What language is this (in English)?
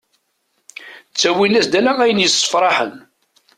Kabyle